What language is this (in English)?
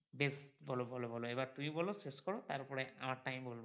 Bangla